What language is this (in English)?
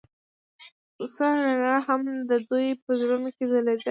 Pashto